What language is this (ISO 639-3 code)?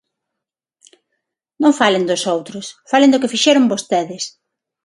glg